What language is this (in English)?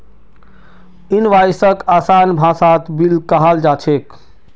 Magahi